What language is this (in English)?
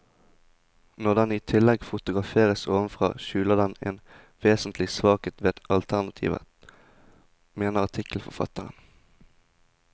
Norwegian